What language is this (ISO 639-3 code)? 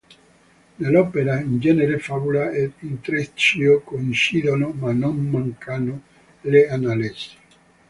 ita